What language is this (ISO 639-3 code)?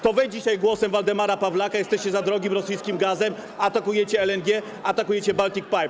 pol